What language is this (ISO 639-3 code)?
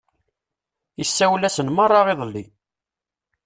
kab